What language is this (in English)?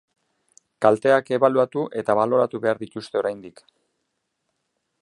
Basque